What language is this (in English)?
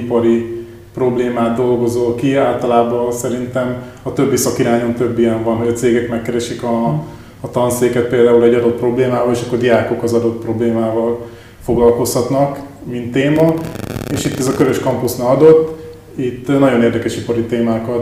Hungarian